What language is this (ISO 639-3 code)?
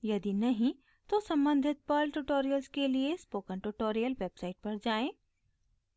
hin